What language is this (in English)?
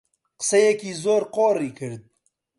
Central Kurdish